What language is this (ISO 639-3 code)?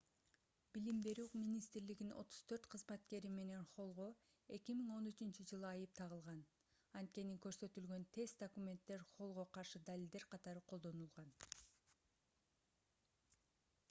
kir